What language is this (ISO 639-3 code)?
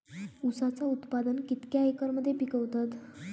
mar